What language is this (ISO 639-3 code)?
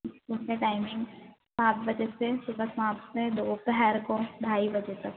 hin